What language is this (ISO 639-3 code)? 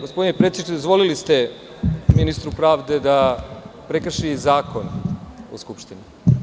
srp